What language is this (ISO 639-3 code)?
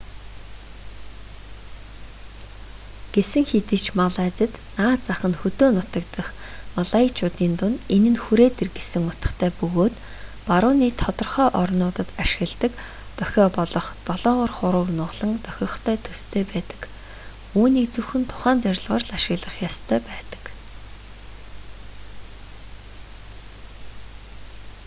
mon